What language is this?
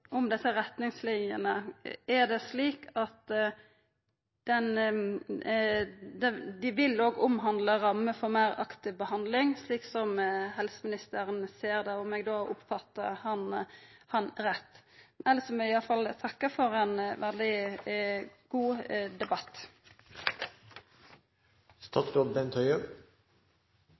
Norwegian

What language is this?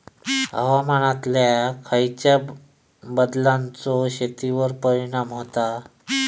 Marathi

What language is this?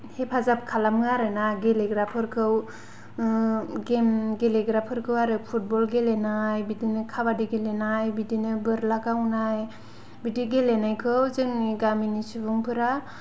Bodo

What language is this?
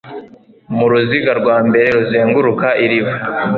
Kinyarwanda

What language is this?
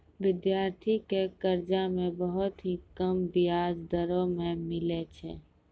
Maithili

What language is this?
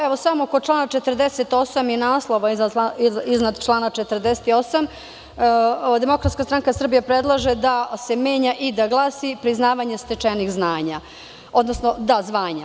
Serbian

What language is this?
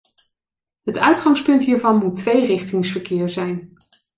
Dutch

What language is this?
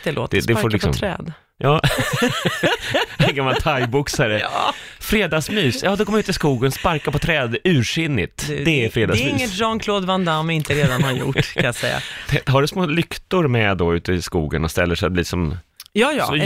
Swedish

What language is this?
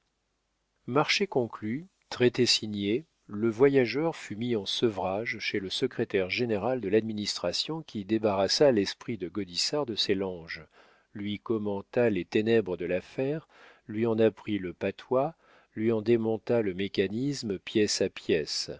French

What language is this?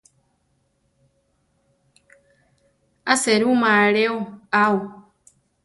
Central Tarahumara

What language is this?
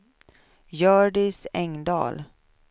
Swedish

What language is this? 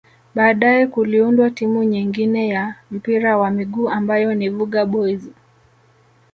Swahili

